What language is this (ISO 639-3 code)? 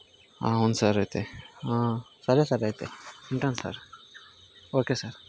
tel